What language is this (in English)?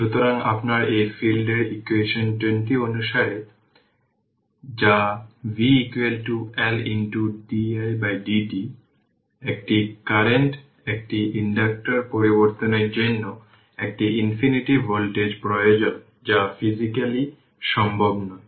Bangla